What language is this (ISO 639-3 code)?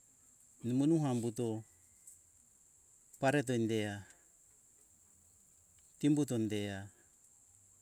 hkk